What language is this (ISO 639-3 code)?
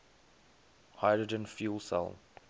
eng